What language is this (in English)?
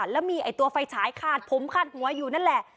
Thai